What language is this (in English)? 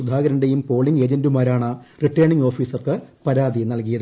Malayalam